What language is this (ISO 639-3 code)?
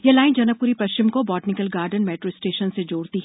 hin